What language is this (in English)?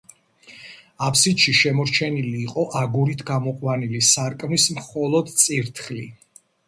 Georgian